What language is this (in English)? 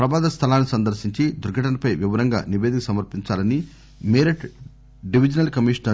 Telugu